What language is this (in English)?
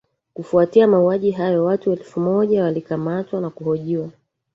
Swahili